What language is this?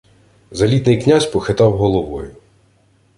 Ukrainian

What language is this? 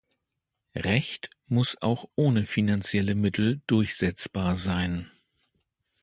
German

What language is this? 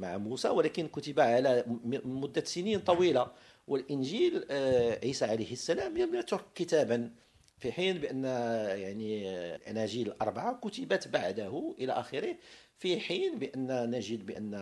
Arabic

